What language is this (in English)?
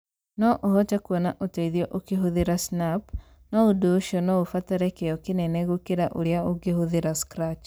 Kikuyu